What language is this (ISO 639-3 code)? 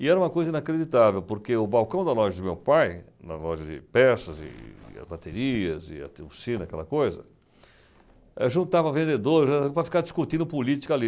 por